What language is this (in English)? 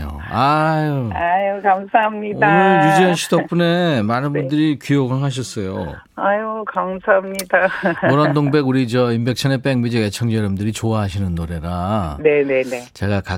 Korean